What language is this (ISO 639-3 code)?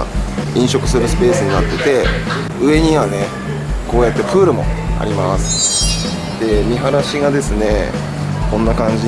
jpn